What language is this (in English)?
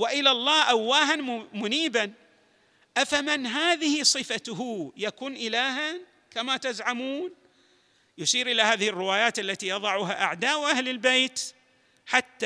Arabic